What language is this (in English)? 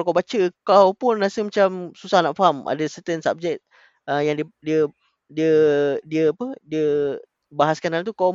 Malay